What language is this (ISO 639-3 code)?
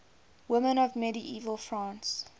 eng